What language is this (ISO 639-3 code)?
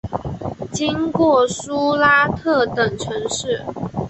zho